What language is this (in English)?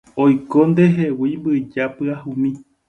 Guarani